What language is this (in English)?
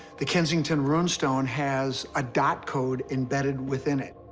English